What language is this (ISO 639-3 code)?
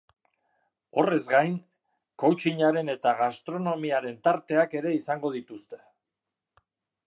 eus